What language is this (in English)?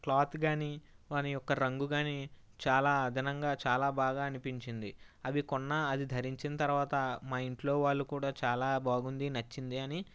Telugu